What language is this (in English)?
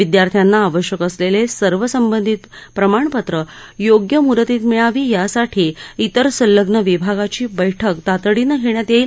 Marathi